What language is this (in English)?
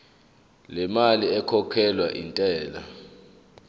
Zulu